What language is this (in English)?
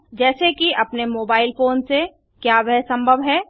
Hindi